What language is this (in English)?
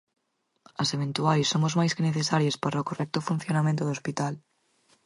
Galician